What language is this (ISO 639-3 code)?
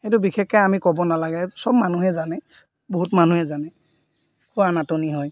asm